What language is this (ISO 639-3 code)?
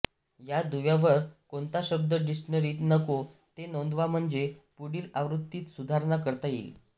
mar